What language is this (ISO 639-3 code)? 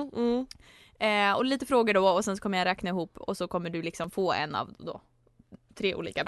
swe